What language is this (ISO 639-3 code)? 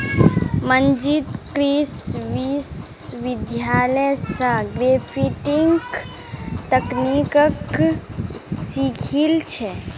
mag